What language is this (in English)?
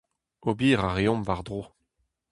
Breton